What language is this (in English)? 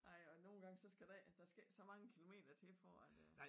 Danish